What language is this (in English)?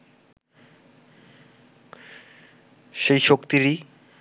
Bangla